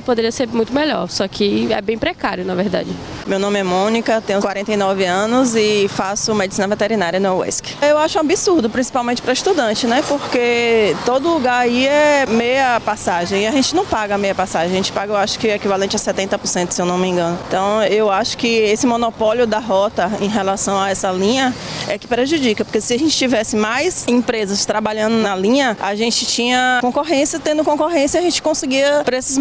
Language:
Portuguese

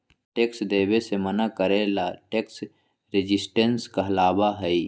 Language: Magahi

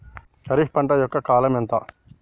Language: Telugu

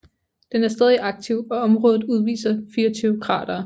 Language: Danish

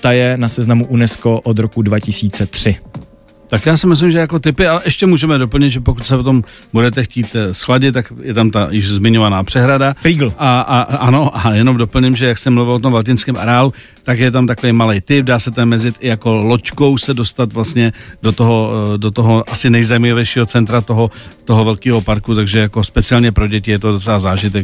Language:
Czech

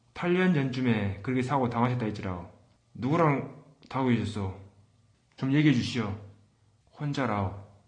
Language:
Korean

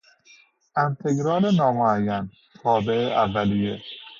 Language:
Persian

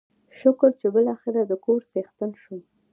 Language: Pashto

